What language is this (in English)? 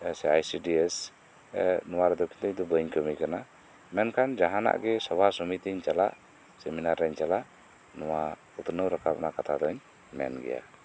Santali